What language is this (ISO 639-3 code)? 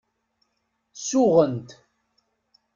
kab